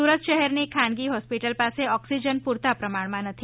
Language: Gujarati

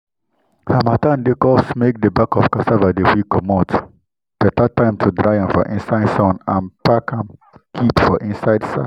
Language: Nigerian Pidgin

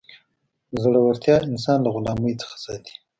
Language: Pashto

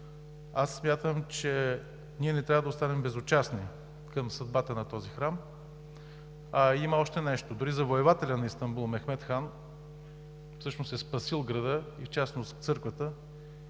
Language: Bulgarian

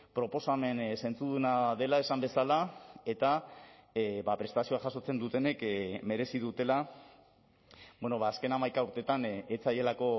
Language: Basque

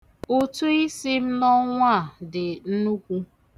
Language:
Igbo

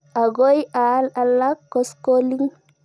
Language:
Kalenjin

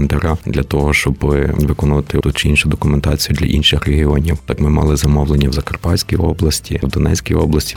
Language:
Ukrainian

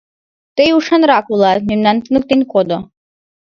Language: Mari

